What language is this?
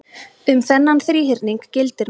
Icelandic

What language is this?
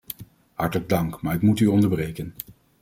Dutch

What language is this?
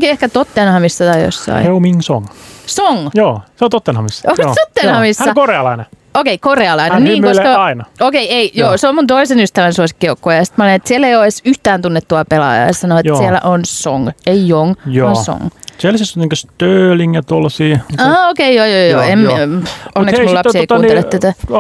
Finnish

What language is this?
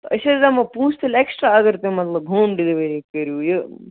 Kashmiri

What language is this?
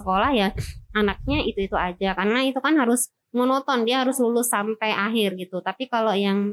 Indonesian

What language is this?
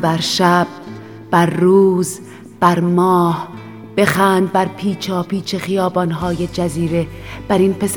Persian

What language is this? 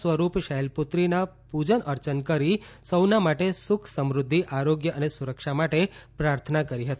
Gujarati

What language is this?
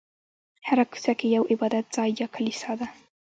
Pashto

